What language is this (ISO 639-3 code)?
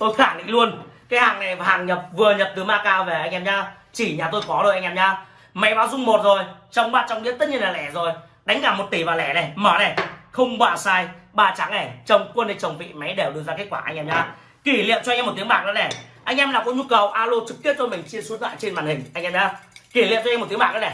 vie